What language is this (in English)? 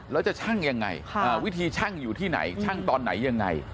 Thai